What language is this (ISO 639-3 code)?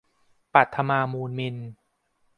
tha